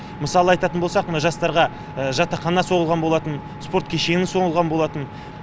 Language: Kazakh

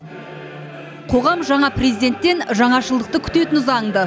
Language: Kazakh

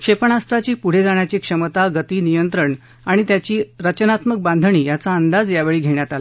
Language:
Marathi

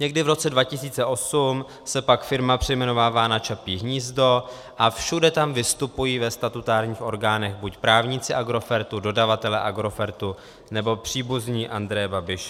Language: Czech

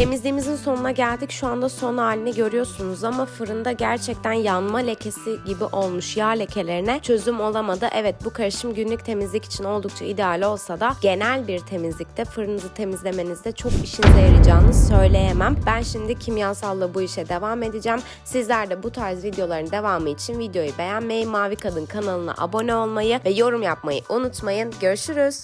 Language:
Turkish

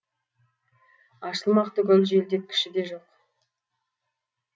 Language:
Kazakh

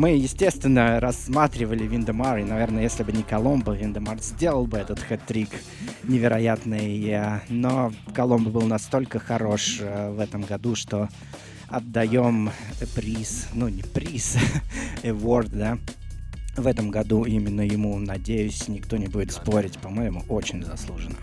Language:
Russian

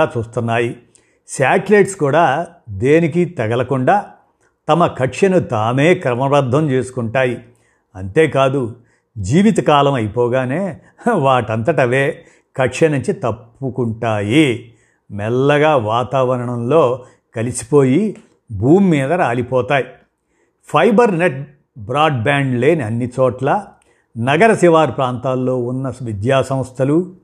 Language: Telugu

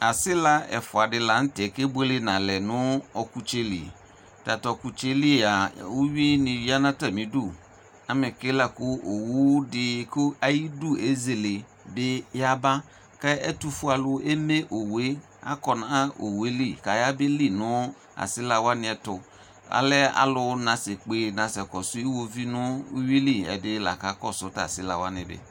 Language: Ikposo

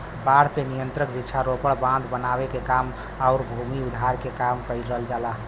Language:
Bhojpuri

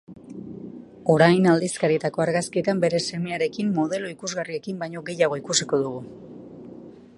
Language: Basque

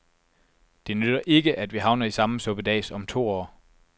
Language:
Danish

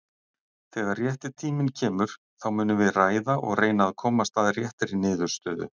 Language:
Icelandic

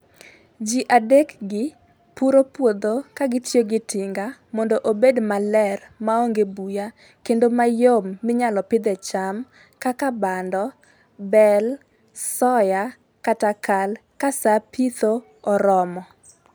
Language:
Luo (Kenya and Tanzania)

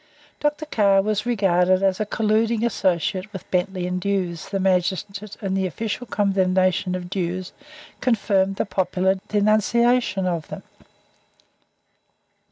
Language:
English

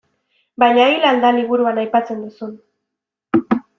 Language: Basque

